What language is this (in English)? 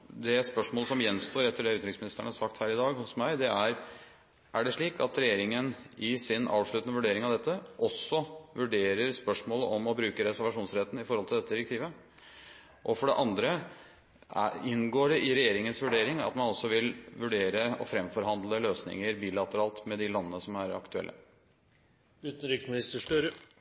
Norwegian Bokmål